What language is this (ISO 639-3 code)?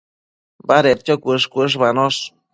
mcf